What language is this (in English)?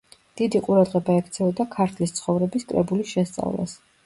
Georgian